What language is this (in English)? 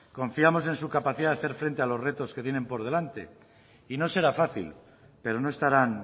Spanish